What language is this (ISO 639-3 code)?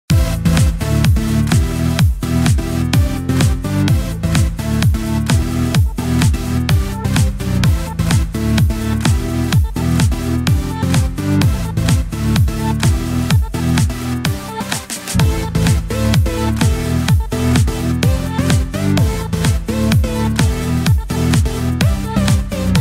fra